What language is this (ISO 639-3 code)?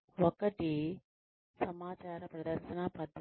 tel